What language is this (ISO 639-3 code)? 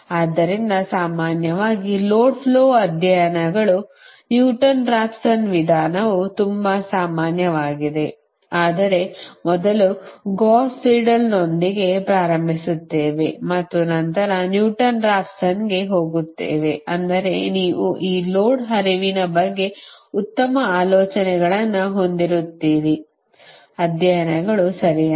kan